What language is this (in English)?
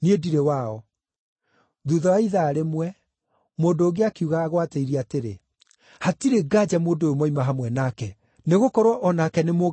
Kikuyu